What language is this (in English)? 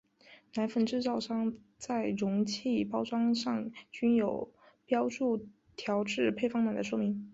Chinese